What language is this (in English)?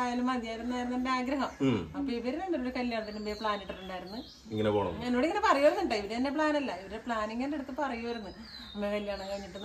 Malayalam